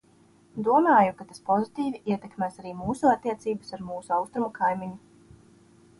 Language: Latvian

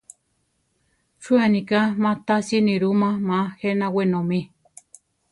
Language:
Central Tarahumara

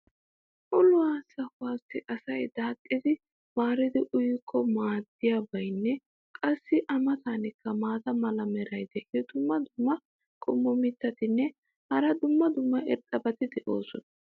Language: Wolaytta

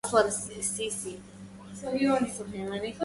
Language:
Arabic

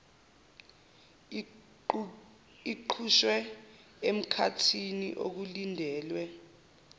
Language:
Zulu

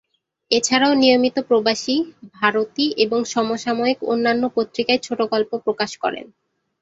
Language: Bangla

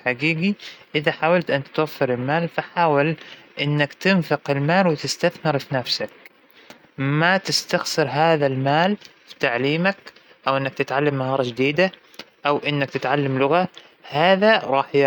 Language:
Hijazi Arabic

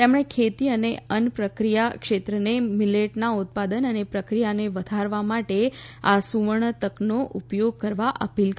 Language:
Gujarati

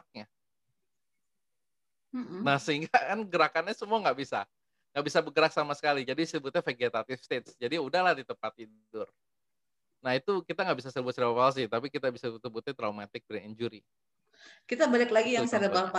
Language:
Indonesian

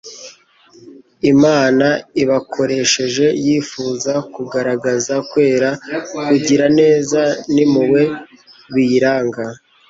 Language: Kinyarwanda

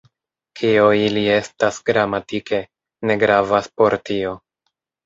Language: Esperanto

